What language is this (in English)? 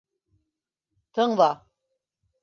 Bashkir